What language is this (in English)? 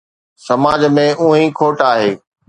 Sindhi